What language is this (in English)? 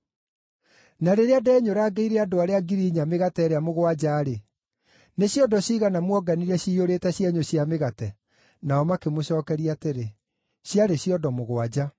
Kikuyu